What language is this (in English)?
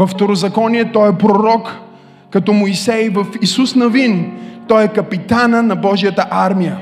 Bulgarian